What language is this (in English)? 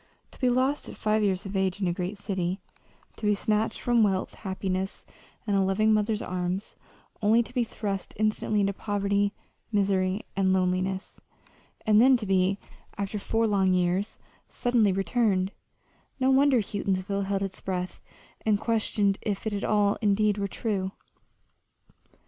English